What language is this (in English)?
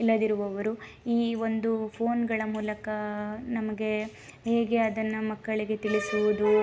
Kannada